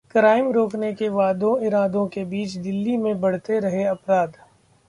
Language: Hindi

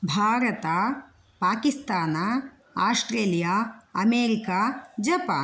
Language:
Sanskrit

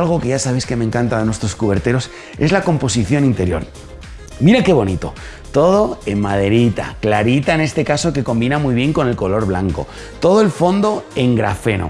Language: Spanish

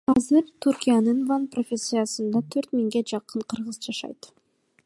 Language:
Kyrgyz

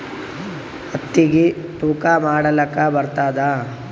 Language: Kannada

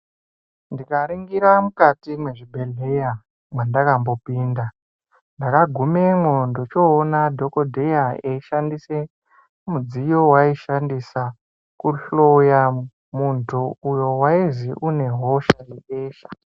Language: Ndau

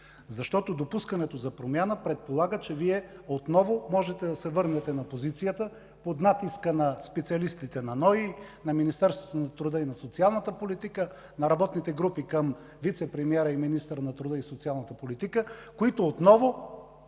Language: Bulgarian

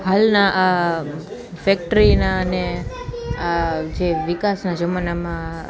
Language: Gujarati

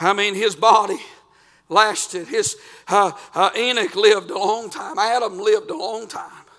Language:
English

